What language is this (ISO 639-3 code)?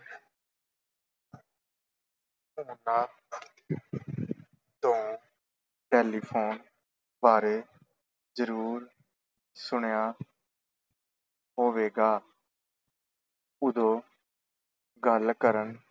pan